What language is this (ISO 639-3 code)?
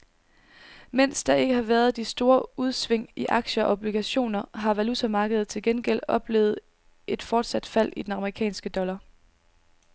dan